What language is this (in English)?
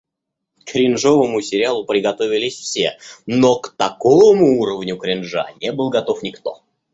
Russian